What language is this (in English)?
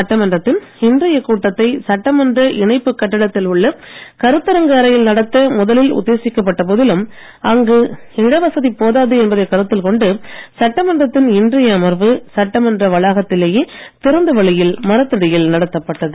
Tamil